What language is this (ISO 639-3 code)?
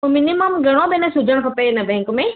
snd